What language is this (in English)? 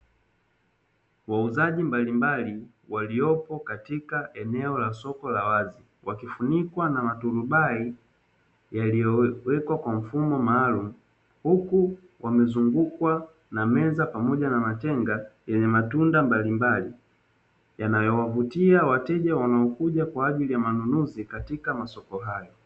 Swahili